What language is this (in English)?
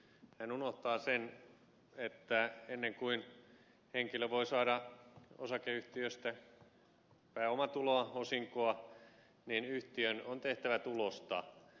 Finnish